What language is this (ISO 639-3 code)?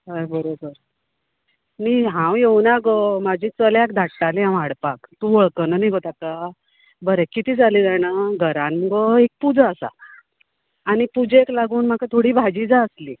kok